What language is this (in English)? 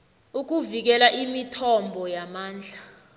South Ndebele